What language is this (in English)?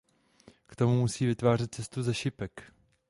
Czech